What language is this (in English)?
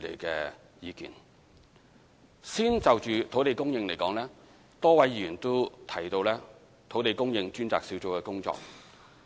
Cantonese